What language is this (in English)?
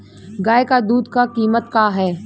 Bhojpuri